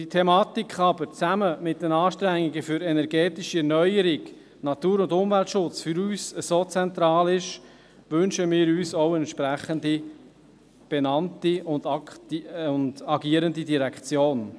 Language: Swiss German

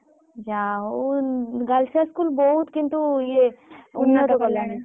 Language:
Odia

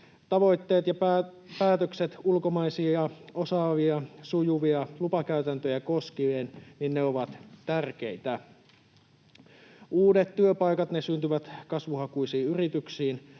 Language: Finnish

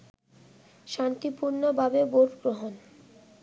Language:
Bangla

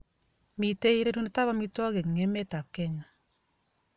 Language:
Kalenjin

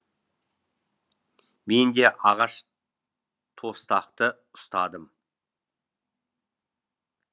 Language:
Kazakh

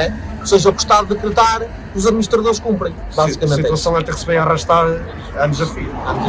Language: Portuguese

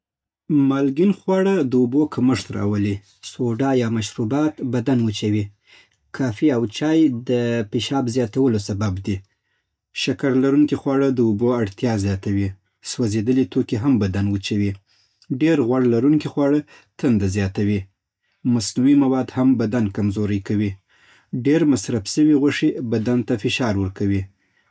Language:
Southern Pashto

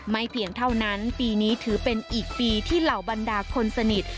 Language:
Thai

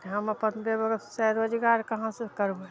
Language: Maithili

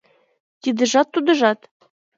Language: Mari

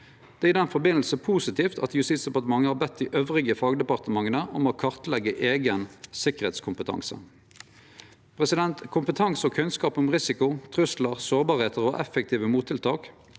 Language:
Norwegian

